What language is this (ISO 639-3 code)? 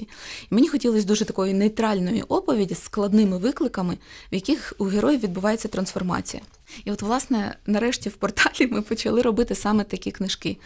ukr